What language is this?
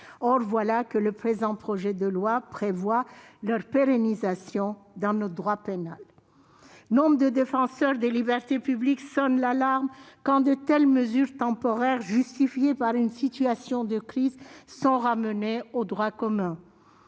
French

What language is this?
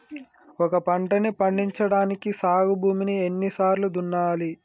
Telugu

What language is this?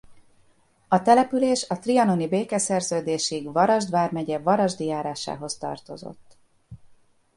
Hungarian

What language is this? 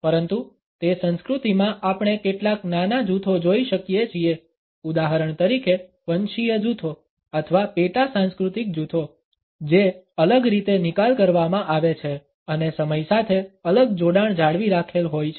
Gujarati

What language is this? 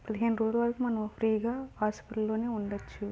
Telugu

